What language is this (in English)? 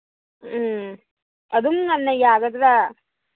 Manipuri